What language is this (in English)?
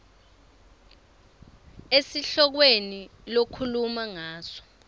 Swati